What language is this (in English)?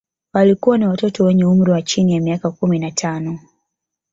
Swahili